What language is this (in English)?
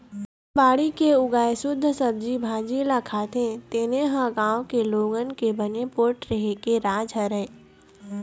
Chhattisgarhi